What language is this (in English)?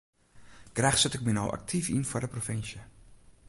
Western Frisian